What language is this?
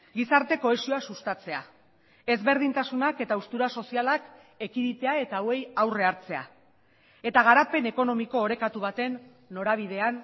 Basque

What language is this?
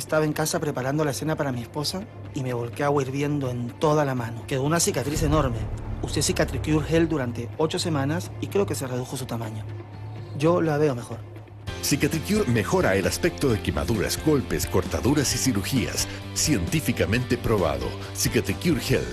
Spanish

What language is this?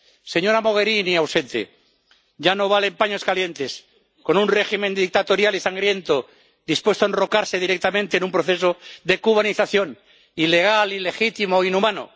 Spanish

